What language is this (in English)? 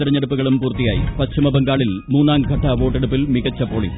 Malayalam